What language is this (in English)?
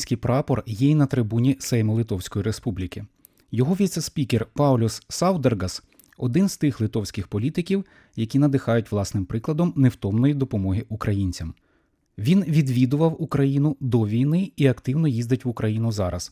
Ukrainian